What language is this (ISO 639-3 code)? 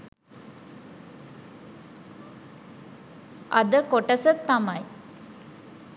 sin